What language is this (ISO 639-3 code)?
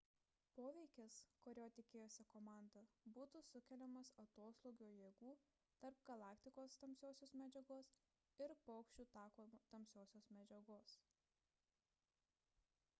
lit